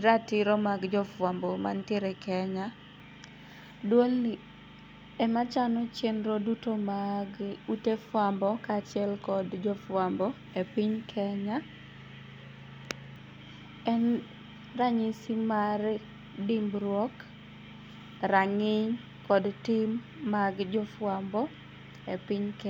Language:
Luo (Kenya and Tanzania)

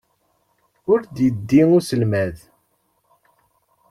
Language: Kabyle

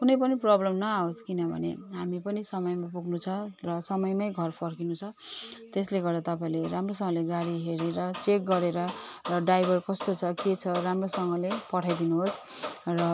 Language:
Nepali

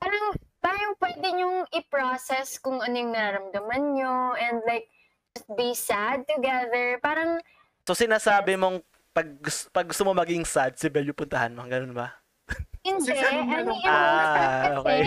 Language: Filipino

